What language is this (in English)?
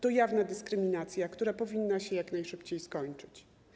Polish